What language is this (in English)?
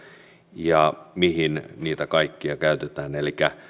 Finnish